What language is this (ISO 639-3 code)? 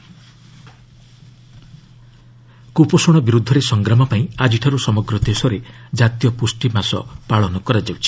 ori